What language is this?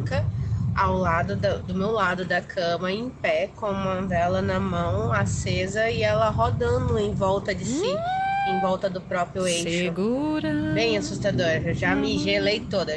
Portuguese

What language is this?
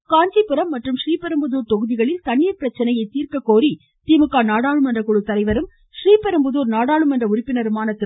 Tamil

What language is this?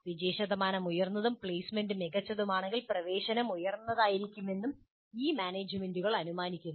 Malayalam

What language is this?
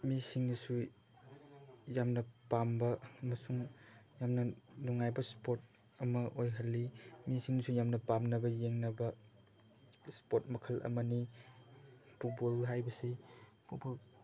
Manipuri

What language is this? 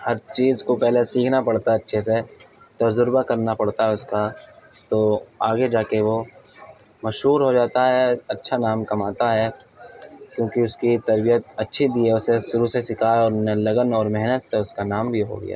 Urdu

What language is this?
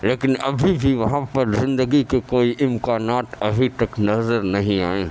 Urdu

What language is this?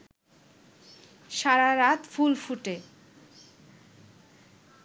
Bangla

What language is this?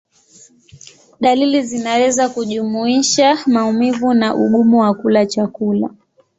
Swahili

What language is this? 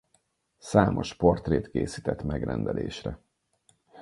Hungarian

